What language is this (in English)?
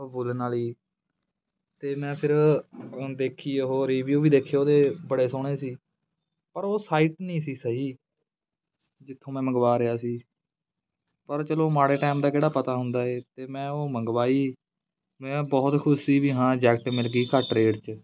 Punjabi